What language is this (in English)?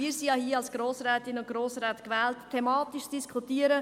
Swiss German